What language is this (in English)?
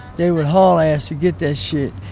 English